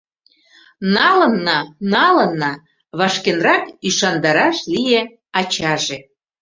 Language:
Mari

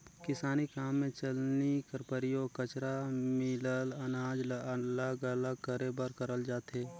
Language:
Chhattisgarhi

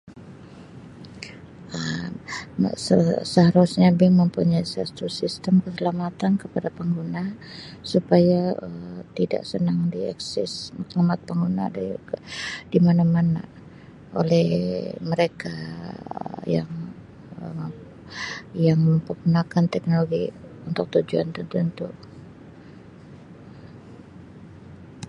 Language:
Sabah Malay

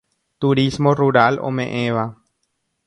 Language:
Guarani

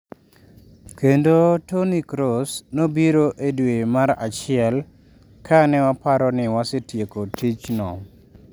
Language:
Luo (Kenya and Tanzania)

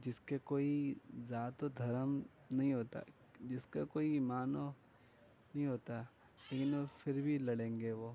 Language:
Urdu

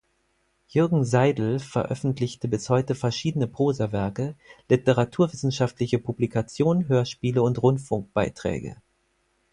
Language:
German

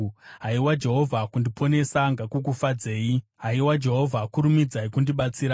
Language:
Shona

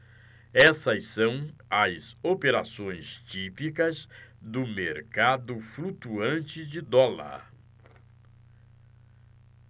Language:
Portuguese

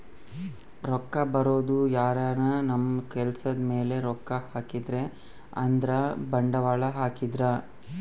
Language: Kannada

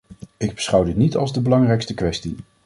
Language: Dutch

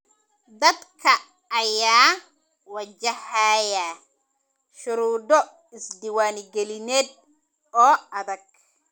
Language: Somali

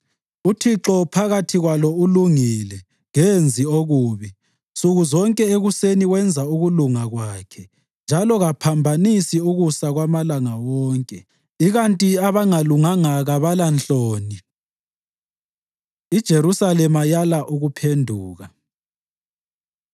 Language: North Ndebele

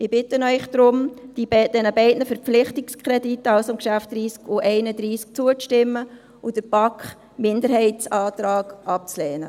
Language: Swiss German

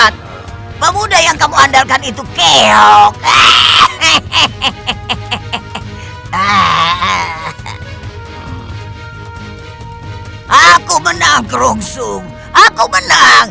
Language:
Indonesian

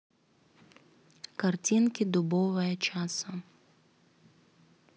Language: Russian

